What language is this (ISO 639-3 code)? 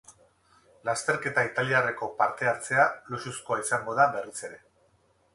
eus